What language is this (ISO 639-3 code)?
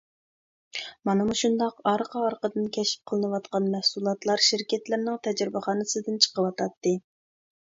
uig